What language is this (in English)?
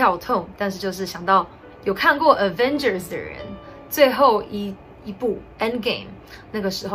Chinese